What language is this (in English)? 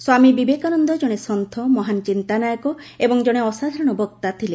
Odia